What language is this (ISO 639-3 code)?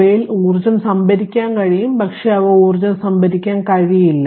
mal